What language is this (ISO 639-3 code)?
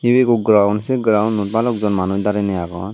ccp